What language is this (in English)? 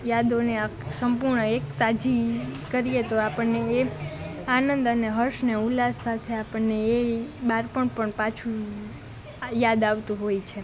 Gujarati